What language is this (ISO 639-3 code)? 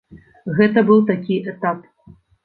bel